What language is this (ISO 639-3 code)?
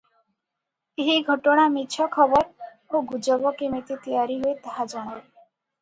ori